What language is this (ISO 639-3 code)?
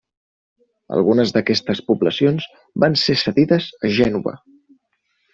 cat